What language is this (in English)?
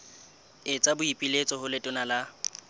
Southern Sotho